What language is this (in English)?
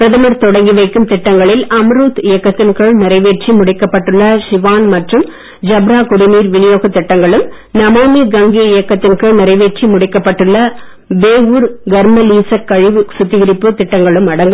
Tamil